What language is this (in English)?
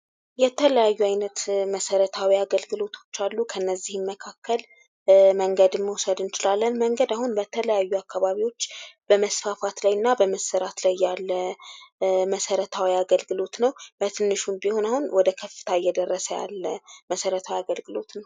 Amharic